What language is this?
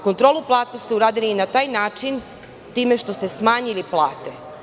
Serbian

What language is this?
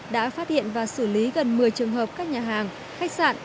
Vietnamese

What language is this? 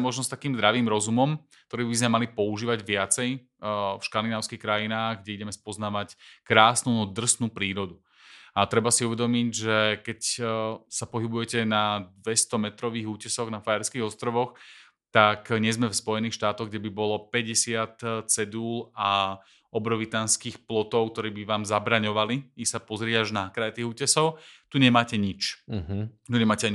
Slovak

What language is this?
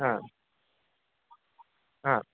Sanskrit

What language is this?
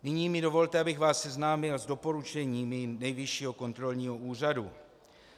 Czech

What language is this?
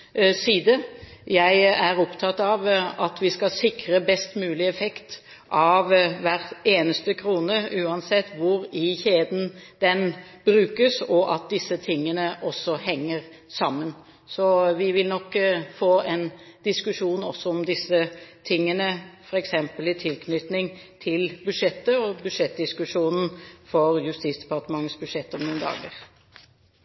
Norwegian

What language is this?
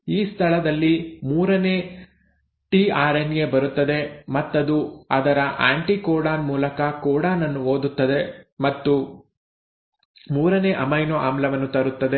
Kannada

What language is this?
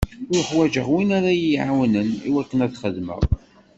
Kabyle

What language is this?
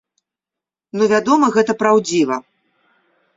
Belarusian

